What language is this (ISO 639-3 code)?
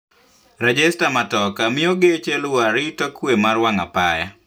luo